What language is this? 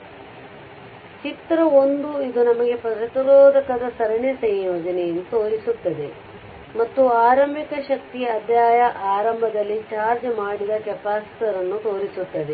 Kannada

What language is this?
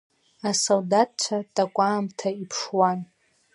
Abkhazian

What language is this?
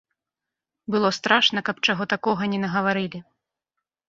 Belarusian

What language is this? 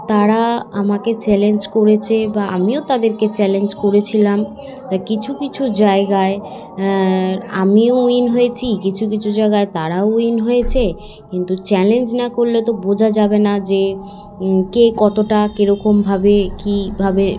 Bangla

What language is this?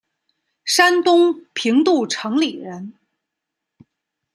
Chinese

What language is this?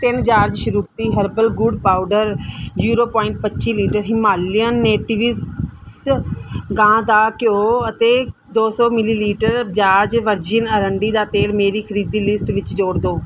Punjabi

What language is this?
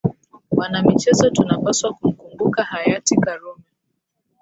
Swahili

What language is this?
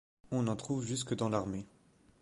French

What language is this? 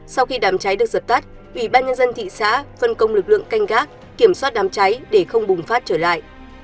Vietnamese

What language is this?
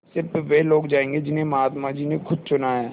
Hindi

